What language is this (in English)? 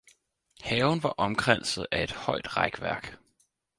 Danish